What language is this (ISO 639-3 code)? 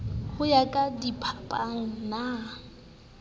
sot